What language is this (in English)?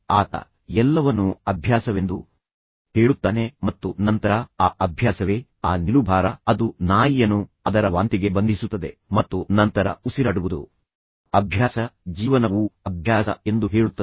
Kannada